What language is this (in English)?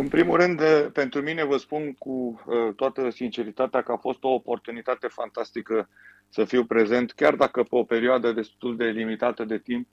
Romanian